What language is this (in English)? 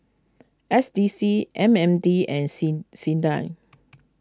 English